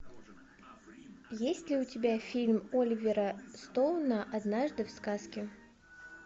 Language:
Russian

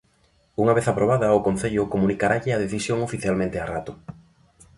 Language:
Galician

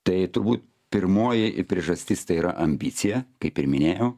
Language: Lithuanian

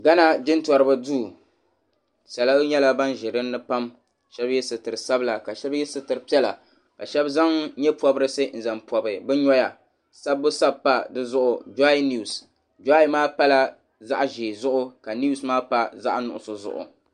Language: Dagbani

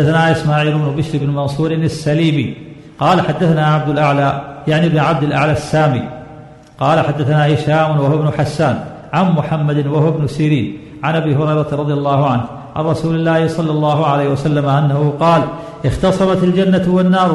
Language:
Arabic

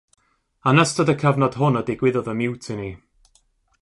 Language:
Welsh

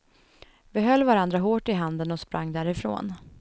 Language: Swedish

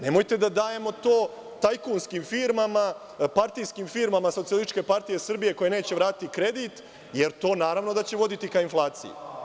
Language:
Serbian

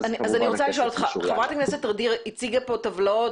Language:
Hebrew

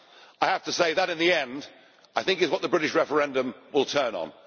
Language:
English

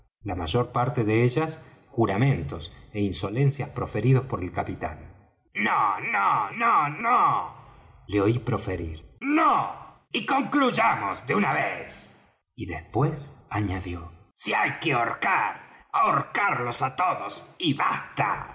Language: Spanish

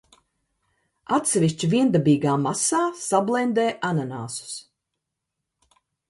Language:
Latvian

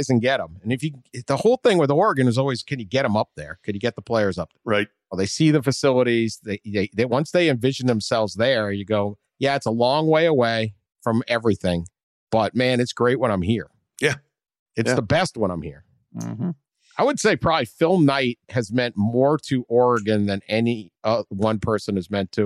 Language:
English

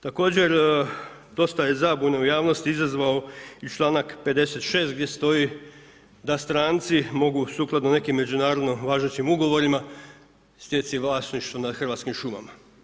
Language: Croatian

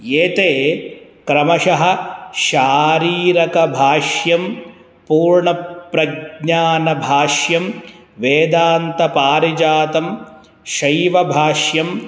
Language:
Sanskrit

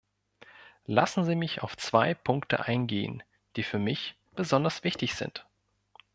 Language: German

